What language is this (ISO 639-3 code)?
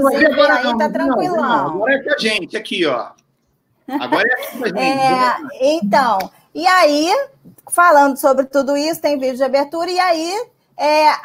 por